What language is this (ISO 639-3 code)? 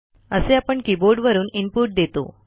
mar